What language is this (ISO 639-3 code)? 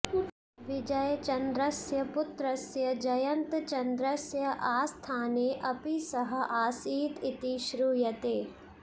san